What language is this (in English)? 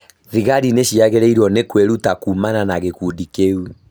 Kikuyu